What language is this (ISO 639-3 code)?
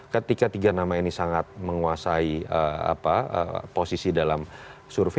ind